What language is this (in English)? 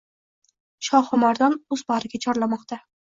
Uzbek